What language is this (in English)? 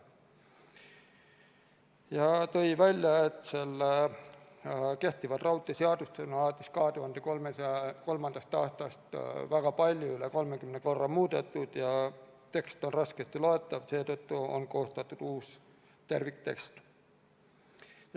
Estonian